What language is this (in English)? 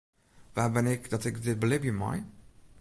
Western Frisian